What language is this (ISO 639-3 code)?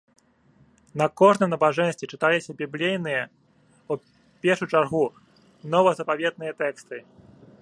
bel